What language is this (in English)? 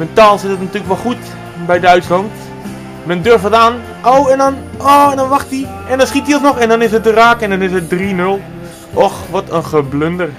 Dutch